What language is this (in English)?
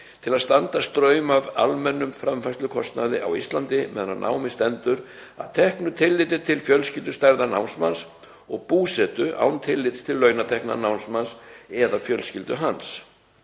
Icelandic